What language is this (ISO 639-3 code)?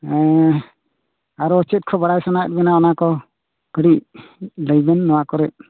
sat